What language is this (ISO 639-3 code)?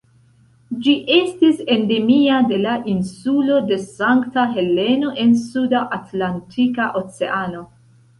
epo